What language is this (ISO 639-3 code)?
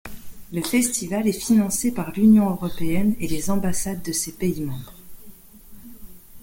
fra